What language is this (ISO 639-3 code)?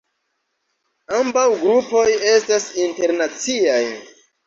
epo